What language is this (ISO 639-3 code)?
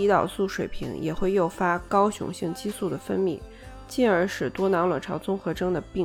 zho